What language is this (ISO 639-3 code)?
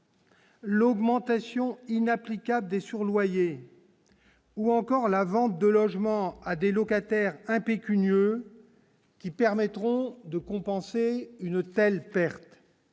fra